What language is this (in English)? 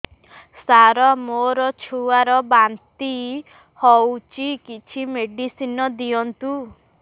Odia